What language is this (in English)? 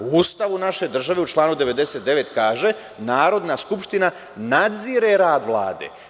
Serbian